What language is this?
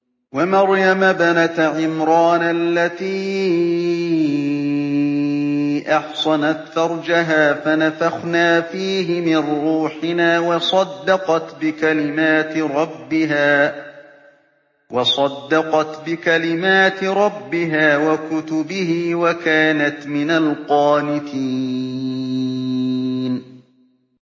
Arabic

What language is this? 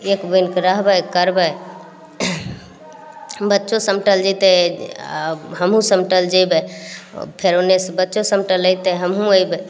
Maithili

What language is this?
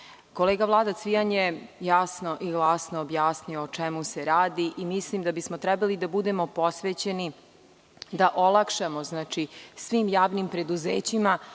Serbian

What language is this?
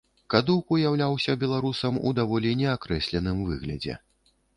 Belarusian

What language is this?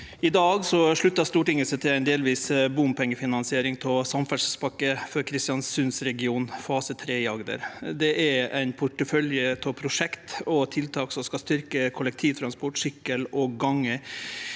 Norwegian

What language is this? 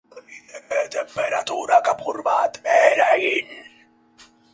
Basque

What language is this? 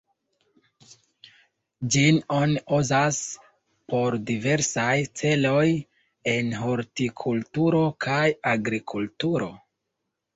Esperanto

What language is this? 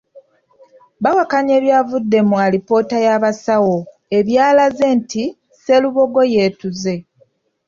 Ganda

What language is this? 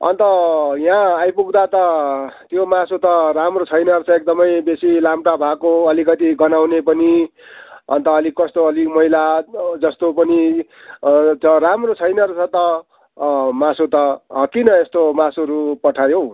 Nepali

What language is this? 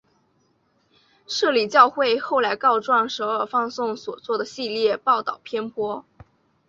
Chinese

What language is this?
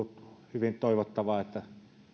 Finnish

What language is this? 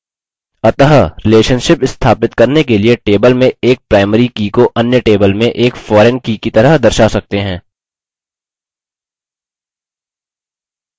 Hindi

